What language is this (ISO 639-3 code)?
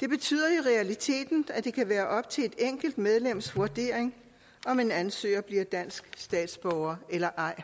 dan